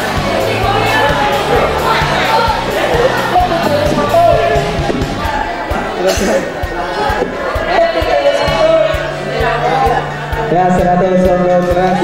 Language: Indonesian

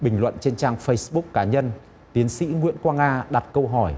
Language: Vietnamese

